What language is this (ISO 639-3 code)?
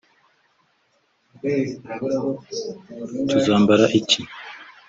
kin